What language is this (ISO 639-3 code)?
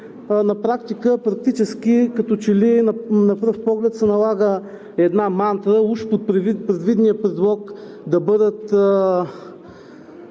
bul